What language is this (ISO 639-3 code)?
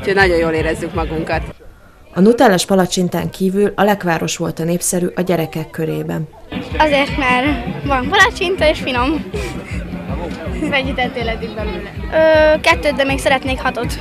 hun